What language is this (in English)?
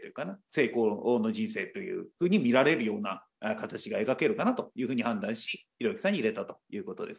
Japanese